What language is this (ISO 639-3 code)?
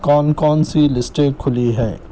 urd